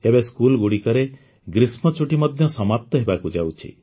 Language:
Odia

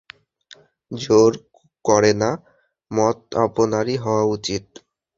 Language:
Bangla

